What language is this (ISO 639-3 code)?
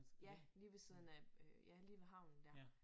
dan